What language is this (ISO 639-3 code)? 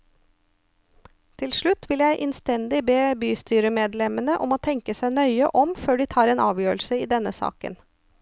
nor